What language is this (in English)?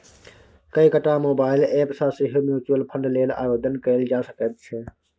Maithili